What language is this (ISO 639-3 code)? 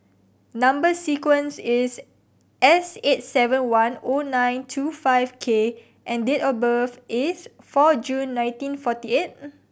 eng